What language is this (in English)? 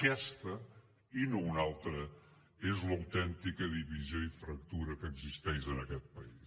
Catalan